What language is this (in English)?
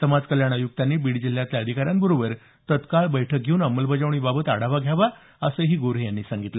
Marathi